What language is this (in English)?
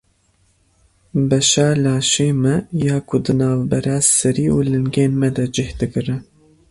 Kurdish